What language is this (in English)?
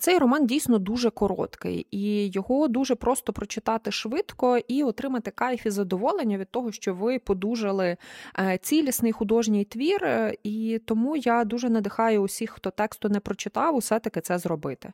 Ukrainian